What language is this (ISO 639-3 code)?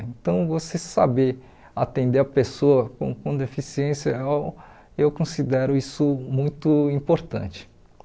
por